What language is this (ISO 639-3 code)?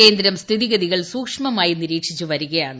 mal